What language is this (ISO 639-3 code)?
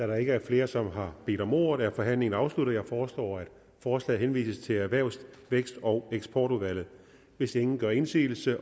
dan